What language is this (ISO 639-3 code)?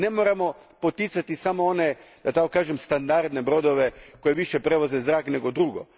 hrv